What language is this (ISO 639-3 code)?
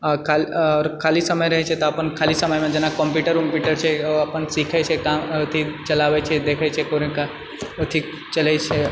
mai